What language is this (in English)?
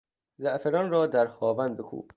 Persian